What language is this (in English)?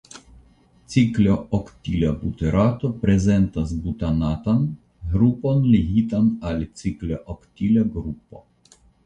Esperanto